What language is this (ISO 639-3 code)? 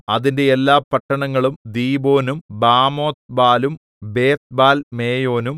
mal